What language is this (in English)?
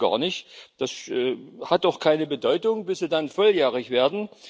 German